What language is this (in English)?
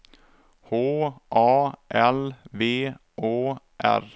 Swedish